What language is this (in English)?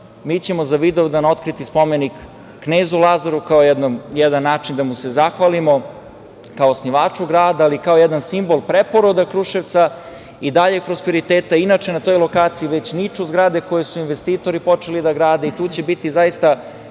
Serbian